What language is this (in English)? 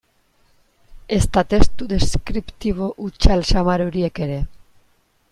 Basque